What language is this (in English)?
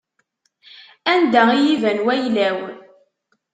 Kabyle